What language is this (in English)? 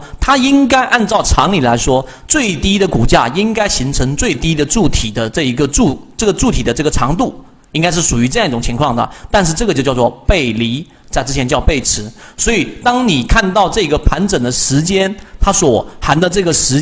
Chinese